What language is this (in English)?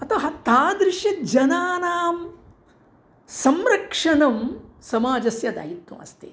Sanskrit